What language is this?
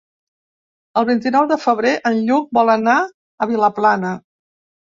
Catalan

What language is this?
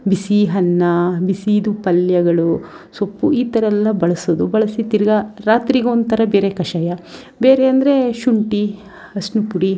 Kannada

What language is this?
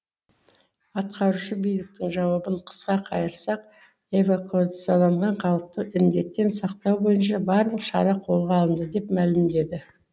Kazakh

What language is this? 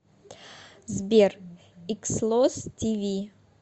Russian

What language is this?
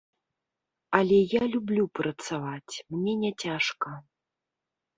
Belarusian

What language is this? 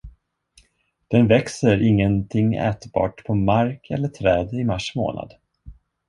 Swedish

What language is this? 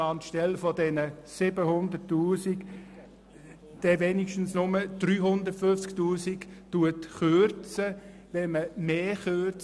Swiss German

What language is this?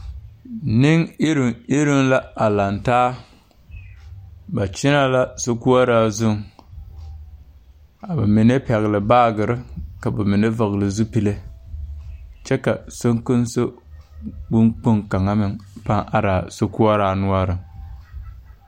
Southern Dagaare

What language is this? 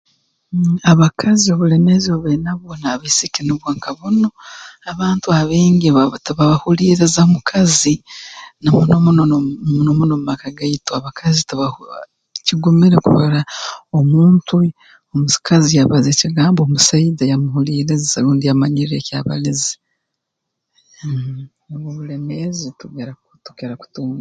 Tooro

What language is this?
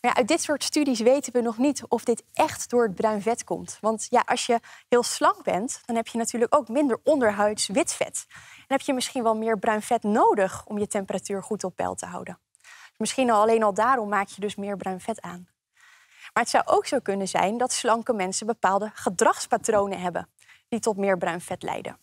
Dutch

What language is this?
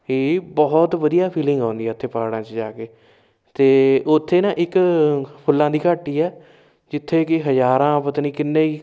Punjabi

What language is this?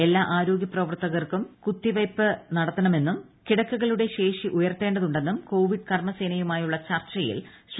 Malayalam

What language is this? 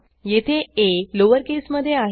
Marathi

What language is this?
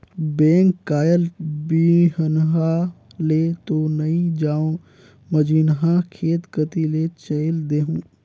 Chhattisgarhi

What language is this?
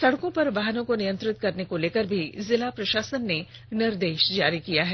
Hindi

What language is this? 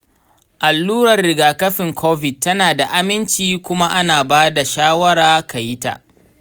Hausa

